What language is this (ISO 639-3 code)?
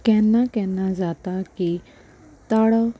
kok